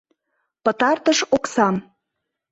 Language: Mari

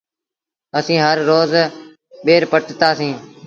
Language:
Sindhi Bhil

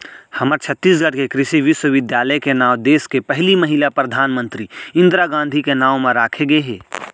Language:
Chhattisgarhi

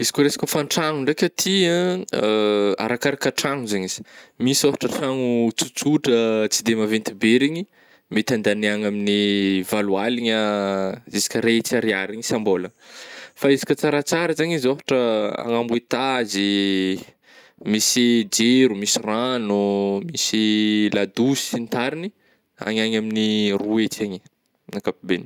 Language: Northern Betsimisaraka Malagasy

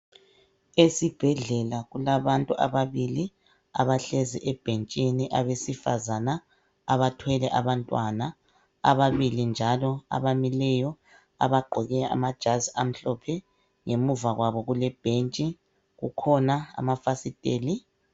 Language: North Ndebele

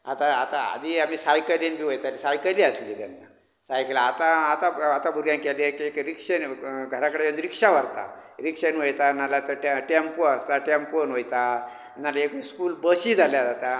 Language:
Konkani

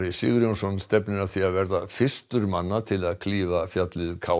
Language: Icelandic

